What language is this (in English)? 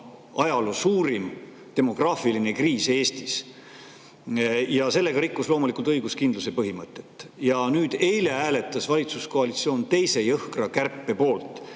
Estonian